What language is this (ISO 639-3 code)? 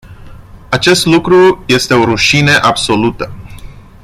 ron